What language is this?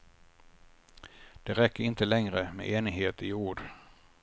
Swedish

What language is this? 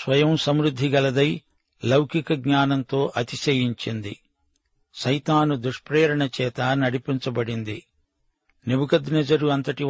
Telugu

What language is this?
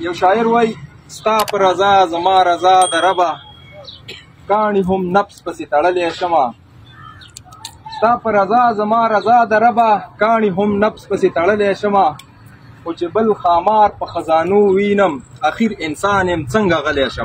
Arabic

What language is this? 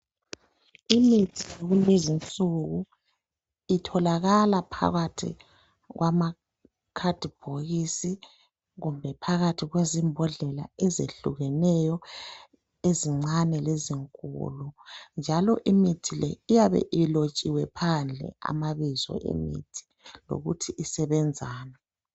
North Ndebele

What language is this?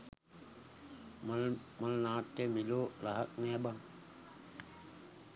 Sinhala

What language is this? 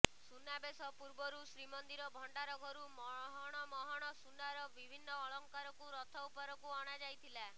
Odia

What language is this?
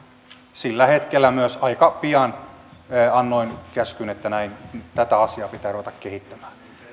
Finnish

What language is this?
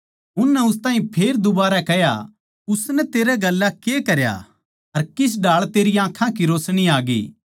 Haryanvi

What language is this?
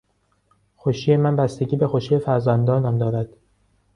Persian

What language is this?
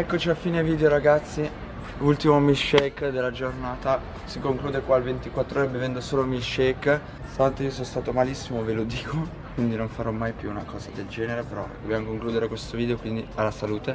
Italian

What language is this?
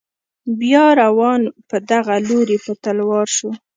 Pashto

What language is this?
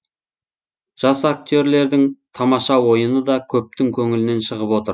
Kazakh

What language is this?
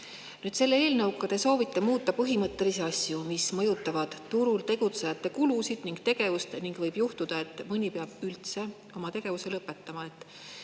Estonian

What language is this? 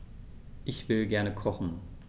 German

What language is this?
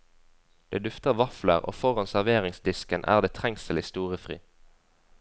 Norwegian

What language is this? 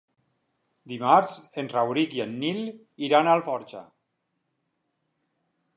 Catalan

